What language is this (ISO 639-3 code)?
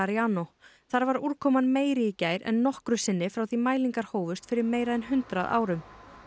isl